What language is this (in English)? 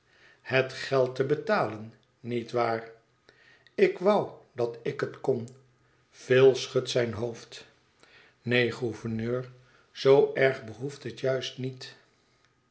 Dutch